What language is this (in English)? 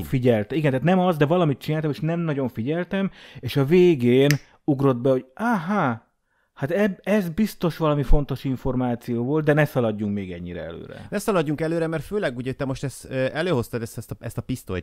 Hungarian